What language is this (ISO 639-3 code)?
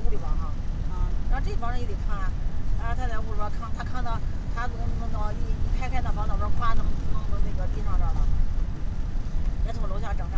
zho